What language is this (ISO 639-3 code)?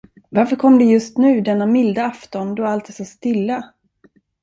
swe